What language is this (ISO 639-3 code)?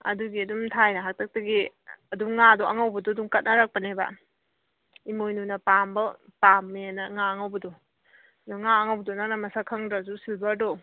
mni